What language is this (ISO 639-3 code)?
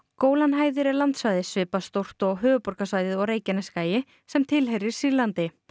isl